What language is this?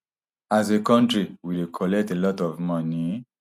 Nigerian Pidgin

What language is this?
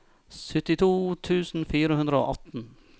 Norwegian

